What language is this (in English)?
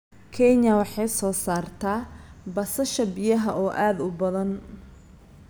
Somali